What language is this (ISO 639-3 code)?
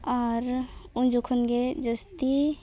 sat